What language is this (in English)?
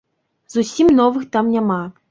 Belarusian